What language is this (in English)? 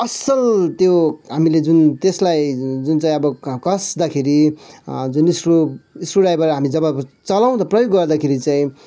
Nepali